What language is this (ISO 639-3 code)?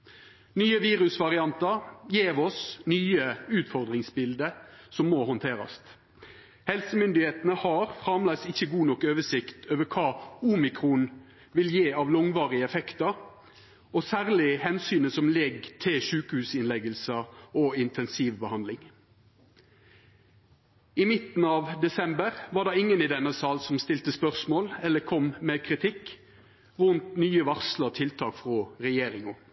nno